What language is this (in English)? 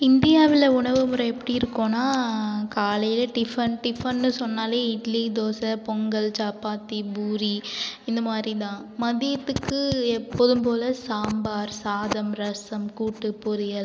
Tamil